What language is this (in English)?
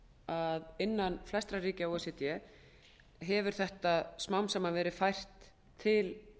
Icelandic